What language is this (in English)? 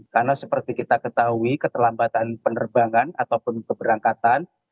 Indonesian